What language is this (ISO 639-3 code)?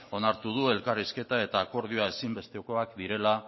eus